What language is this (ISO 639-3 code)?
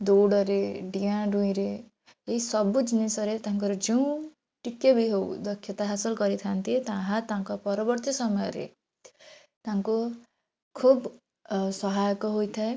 ori